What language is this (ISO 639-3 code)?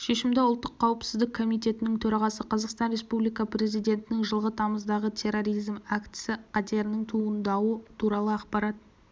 kaz